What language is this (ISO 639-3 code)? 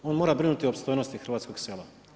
hrv